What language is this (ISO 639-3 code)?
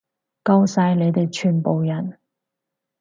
yue